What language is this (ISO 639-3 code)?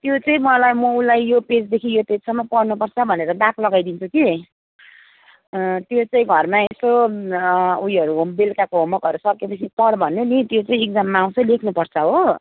nep